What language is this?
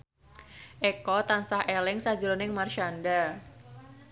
Javanese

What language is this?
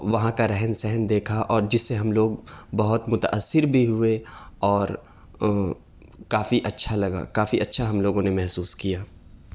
Urdu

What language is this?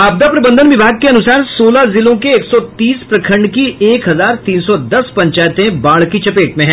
Hindi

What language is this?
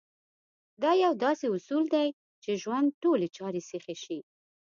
Pashto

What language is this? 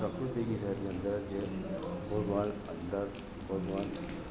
Gujarati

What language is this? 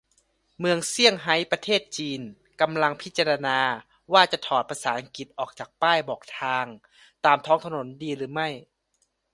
Thai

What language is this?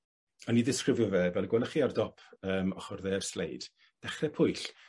Welsh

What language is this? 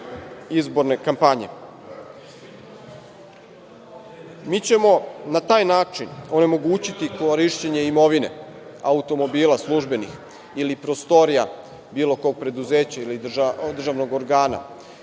Serbian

